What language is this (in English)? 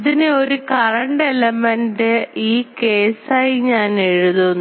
Malayalam